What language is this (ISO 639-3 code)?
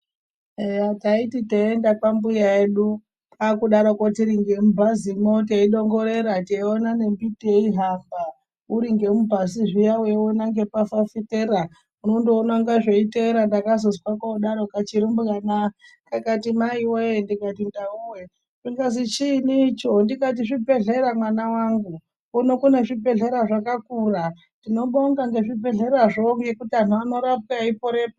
ndc